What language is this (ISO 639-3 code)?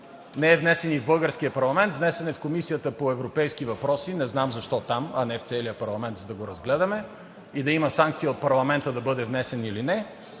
bul